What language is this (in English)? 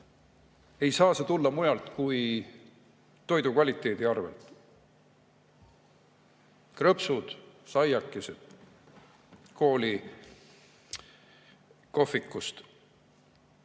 Estonian